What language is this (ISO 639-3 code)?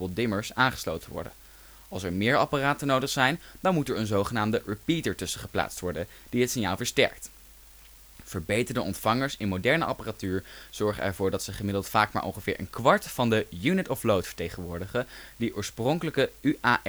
nld